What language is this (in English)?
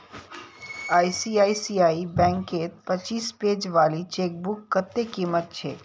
Magahi